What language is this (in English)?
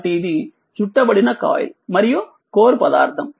Telugu